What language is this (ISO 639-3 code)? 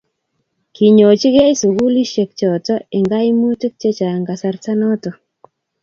kln